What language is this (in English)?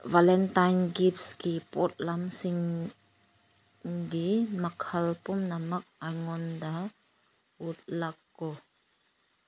Manipuri